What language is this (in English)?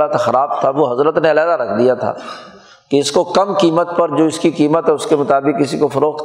Urdu